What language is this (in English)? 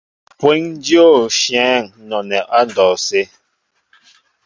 Mbo (Cameroon)